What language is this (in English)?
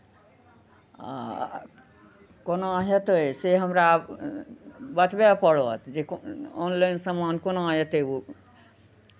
Maithili